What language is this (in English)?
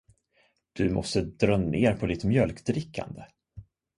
Swedish